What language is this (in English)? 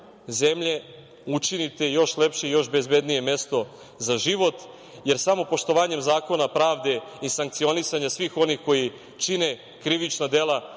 Serbian